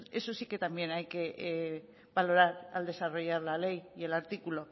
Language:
Spanish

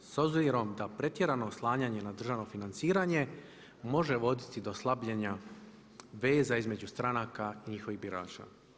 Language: Croatian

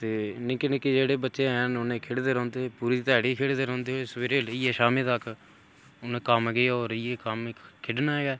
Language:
Dogri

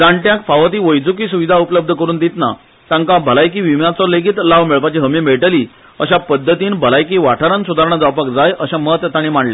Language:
Konkani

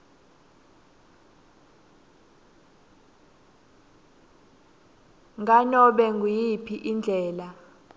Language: Swati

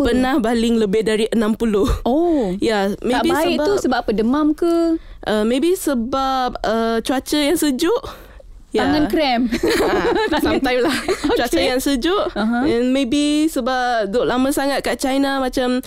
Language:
Malay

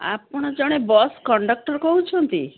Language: Odia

